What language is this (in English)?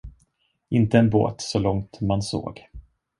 Swedish